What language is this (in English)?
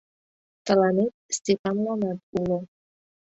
Mari